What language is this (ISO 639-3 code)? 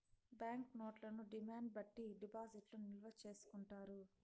tel